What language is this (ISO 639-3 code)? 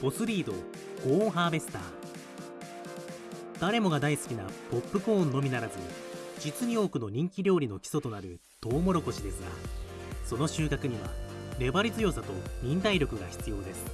jpn